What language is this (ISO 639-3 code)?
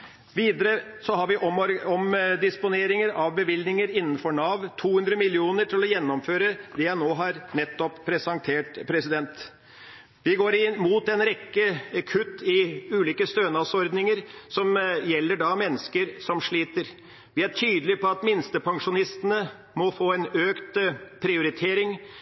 nob